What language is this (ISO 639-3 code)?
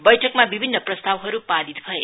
nep